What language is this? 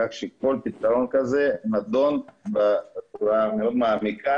Hebrew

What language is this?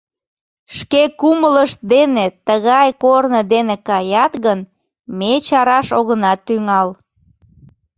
Mari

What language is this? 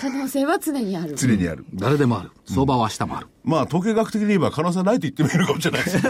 Japanese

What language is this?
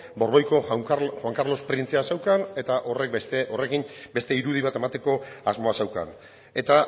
Basque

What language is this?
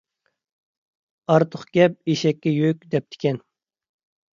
Uyghur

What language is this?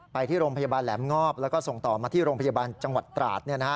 Thai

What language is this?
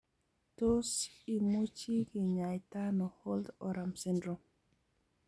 Kalenjin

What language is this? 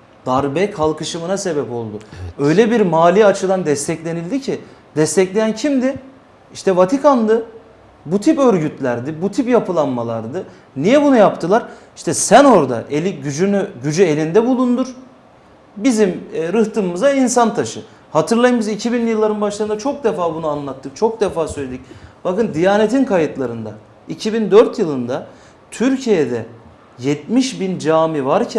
Turkish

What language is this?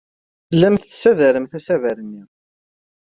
Kabyle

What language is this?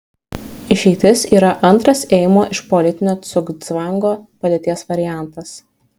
Lithuanian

